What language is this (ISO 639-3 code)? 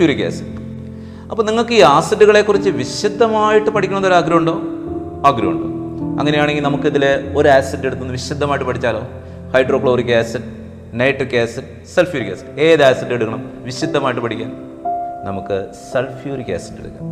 mal